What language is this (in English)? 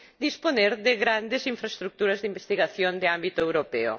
Spanish